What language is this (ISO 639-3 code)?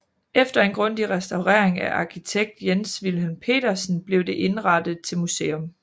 dan